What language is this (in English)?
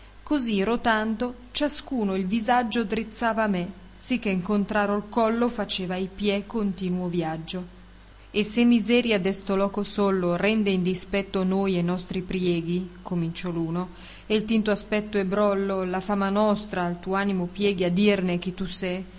Italian